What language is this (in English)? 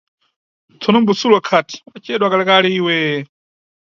Nyungwe